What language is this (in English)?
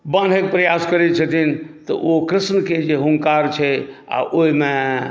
Maithili